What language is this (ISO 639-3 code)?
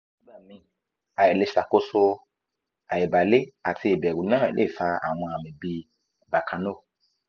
yor